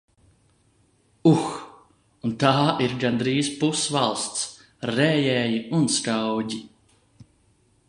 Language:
Latvian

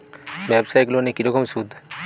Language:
Bangla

